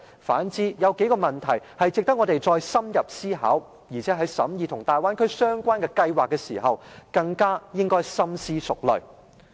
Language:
Cantonese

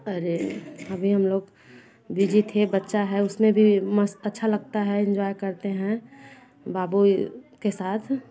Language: Hindi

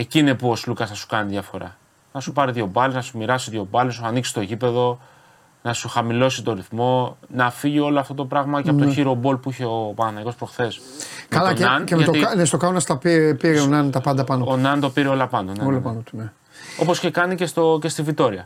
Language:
Greek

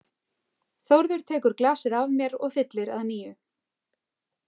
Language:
Icelandic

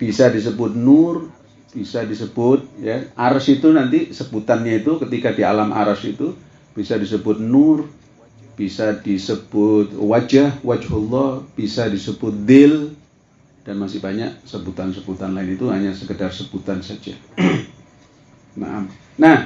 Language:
Indonesian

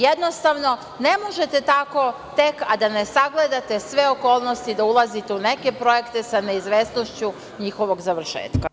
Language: Serbian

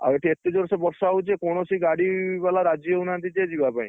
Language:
Odia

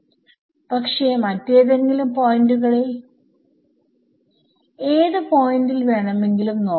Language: Malayalam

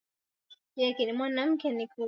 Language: Swahili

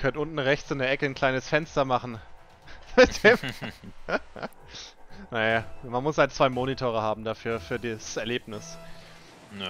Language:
German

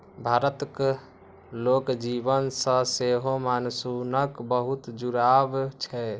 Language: Maithili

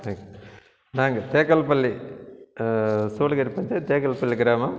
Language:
Tamil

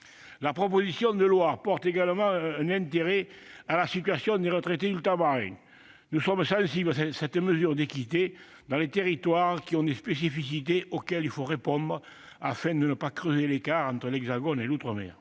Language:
French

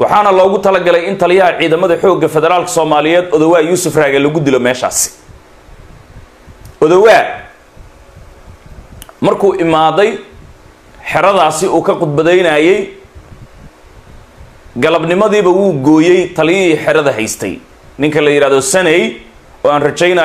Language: Arabic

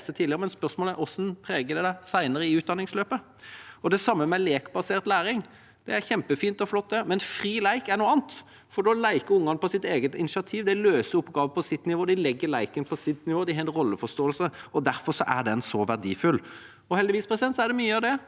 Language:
Norwegian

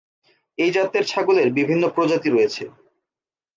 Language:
Bangla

